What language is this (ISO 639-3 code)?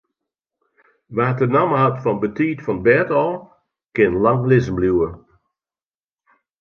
fry